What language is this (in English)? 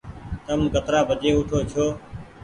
Goaria